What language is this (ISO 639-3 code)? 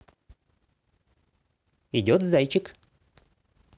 rus